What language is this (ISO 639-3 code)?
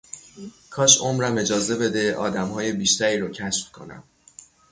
fas